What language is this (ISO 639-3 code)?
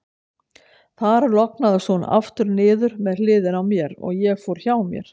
isl